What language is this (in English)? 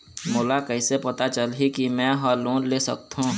Chhattisgarhi